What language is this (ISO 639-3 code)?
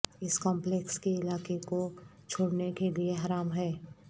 urd